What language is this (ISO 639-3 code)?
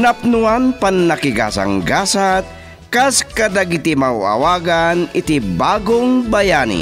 fil